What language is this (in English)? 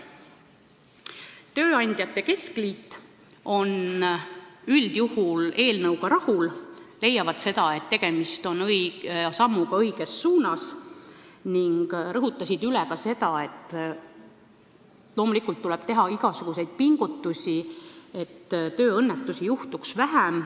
Estonian